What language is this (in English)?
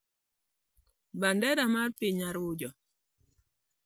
Luo (Kenya and Tanzania)